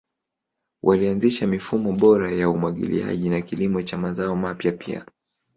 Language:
Swahili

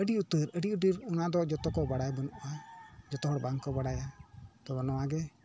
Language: Santali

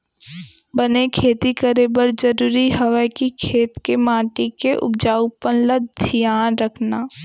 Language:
Chhattisgarhi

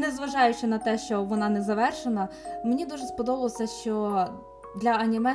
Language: Ukrainian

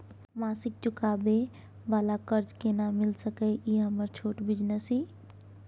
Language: Maithili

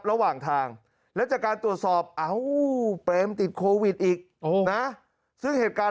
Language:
Thai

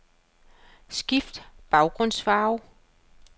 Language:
Danish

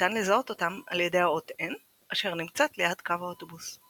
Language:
Hebrew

